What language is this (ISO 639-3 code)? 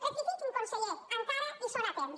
cat